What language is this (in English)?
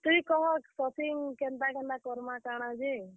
Odia